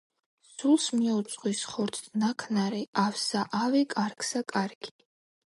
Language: Georgian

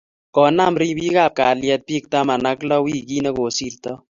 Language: Kalenjin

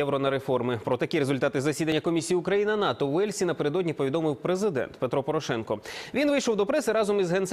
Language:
Ukrainian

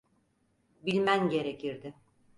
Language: Turkish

